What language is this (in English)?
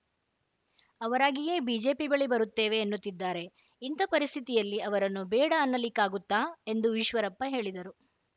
Kannada